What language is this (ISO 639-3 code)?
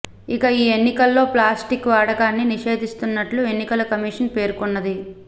tel